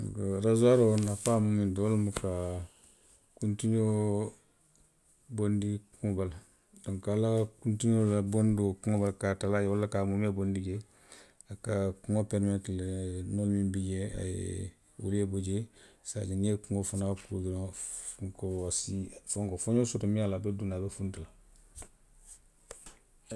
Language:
Western Maninkakan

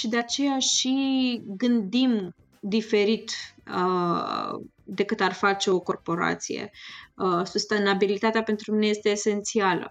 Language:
Romanian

